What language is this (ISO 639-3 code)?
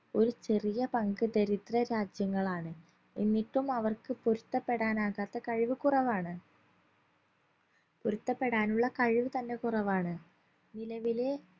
mal